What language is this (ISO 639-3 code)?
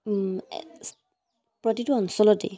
asm